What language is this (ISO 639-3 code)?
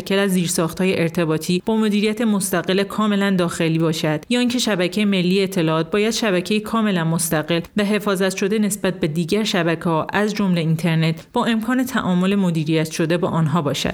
fas